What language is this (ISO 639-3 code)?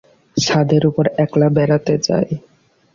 ben